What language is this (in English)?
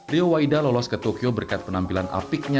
Indonesian